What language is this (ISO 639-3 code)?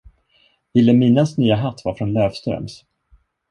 swe